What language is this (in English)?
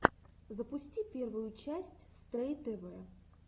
Russian